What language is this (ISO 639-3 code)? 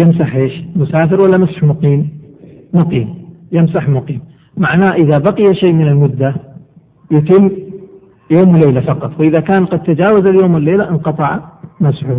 ara